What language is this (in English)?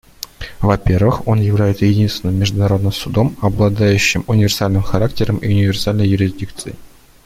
Russian